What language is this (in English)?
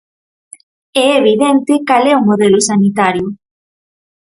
Galician